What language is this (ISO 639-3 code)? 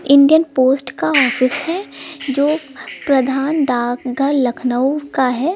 hin